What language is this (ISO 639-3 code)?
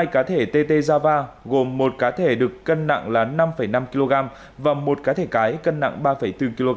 vie